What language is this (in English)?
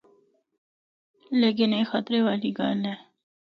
Northern Hindko